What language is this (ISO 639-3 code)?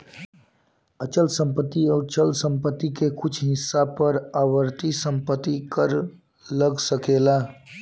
bho